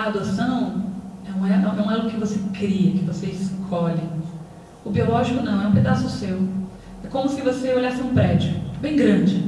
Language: Portuguese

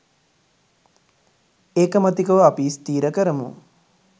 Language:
Sinhala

